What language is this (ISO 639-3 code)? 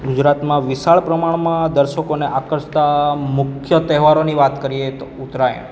guj